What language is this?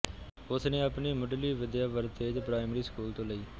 Punjabi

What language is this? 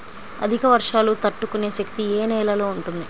Telugu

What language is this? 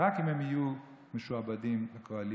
Hebrew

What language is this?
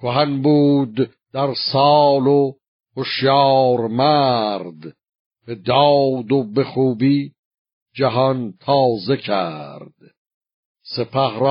Persian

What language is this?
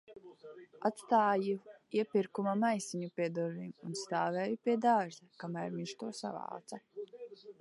Latvian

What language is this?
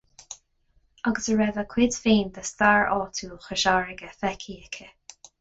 Irish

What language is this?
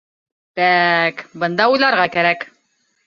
Bashkir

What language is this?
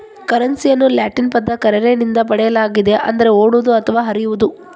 Kannada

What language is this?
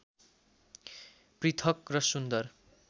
Nepali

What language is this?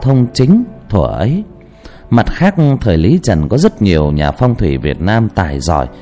Vietnamese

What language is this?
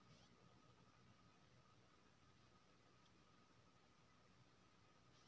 Maithili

